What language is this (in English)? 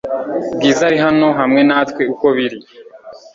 Kinyarwanda